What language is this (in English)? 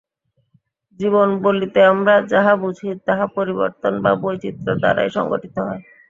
Bangla